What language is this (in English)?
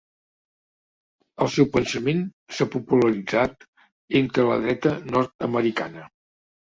Catalan